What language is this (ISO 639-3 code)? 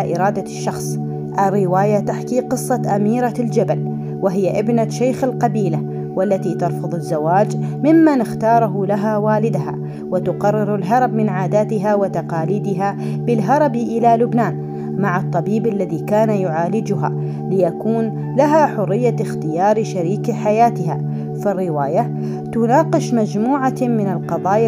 ara